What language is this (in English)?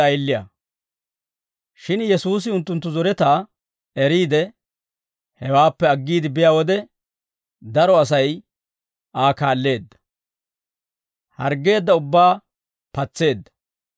Dawro